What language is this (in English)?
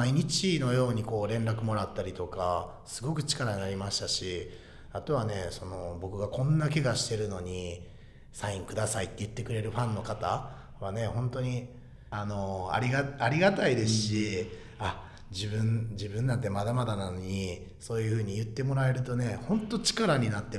Japanese